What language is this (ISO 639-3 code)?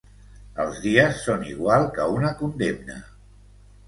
cat